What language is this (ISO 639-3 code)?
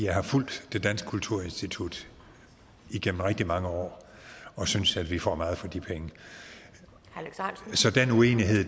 dan